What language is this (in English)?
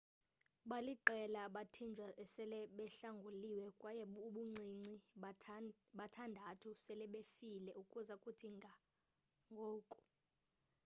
Xhosa